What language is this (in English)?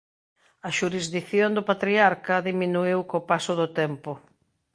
Galician